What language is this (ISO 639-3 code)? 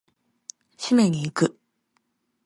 jpn